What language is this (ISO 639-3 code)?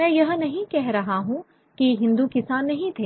hin